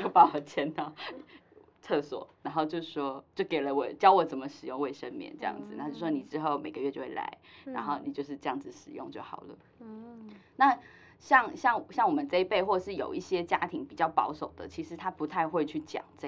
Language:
Chinese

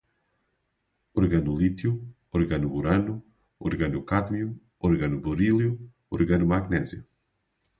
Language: Portuguese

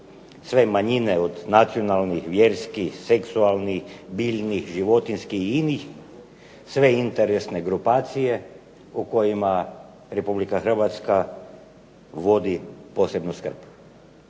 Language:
Croatian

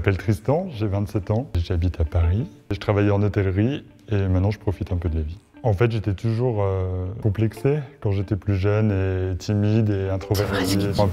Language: French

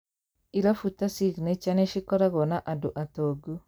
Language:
Kikuyu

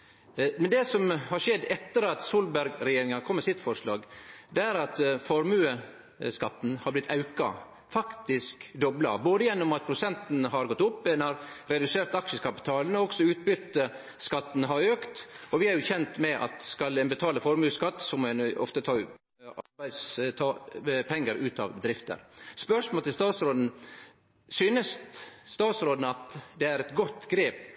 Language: Norwegian Nynorsk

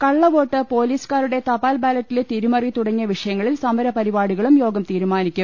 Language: Malayalam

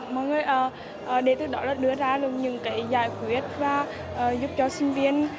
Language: Vietnamese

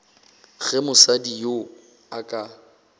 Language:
Northern Sotho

